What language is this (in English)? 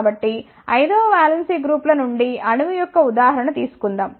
Telugu